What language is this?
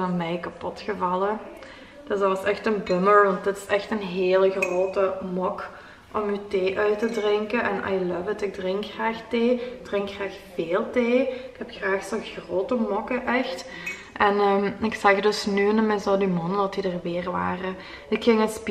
Dutch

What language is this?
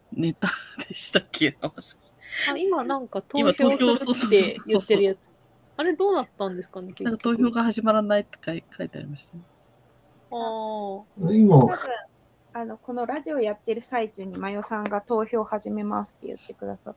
Japanese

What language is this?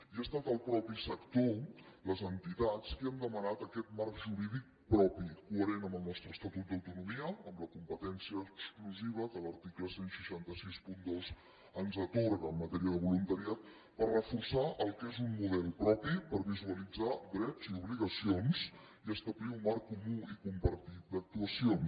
Catalan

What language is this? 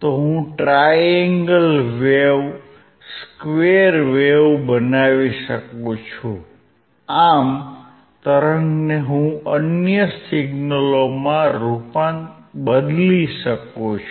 Gujarati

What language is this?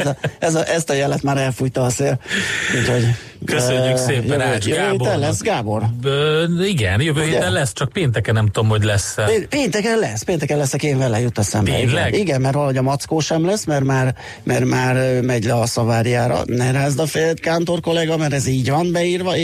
Hungarian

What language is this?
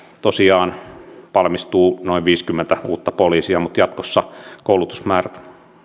Finnish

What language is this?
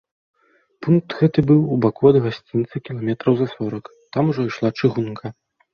Belarusian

